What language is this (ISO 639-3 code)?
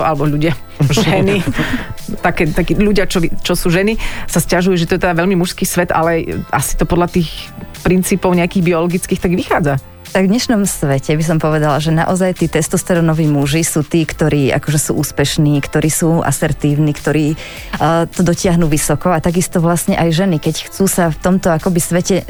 slk